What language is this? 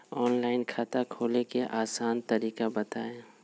Magahi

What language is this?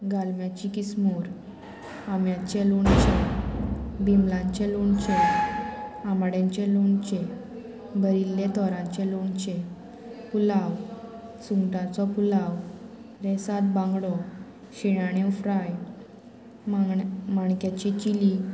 Konkani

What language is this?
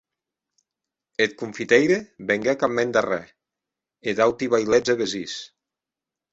Occitan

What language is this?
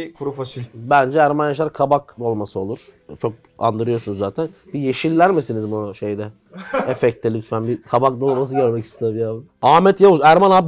Turkish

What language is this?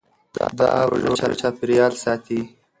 Pashto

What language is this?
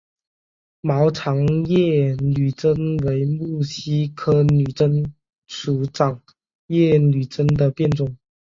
Chinese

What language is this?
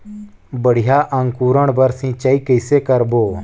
Chhattisgarhi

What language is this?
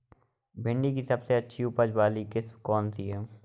Hindi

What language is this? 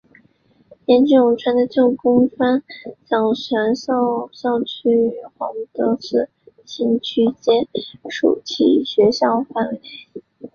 Chinese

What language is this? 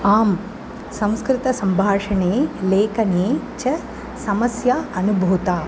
Sanskrit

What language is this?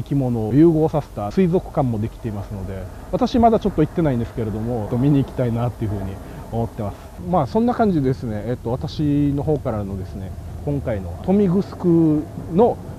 Japanese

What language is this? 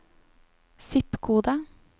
Norwegian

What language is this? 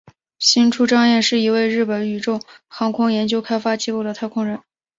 Chinese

